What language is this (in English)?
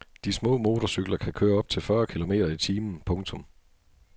Danish